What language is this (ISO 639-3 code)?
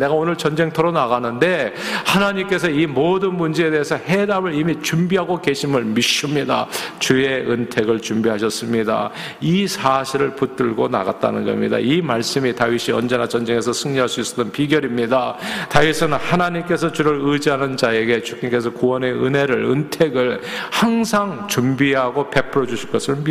kor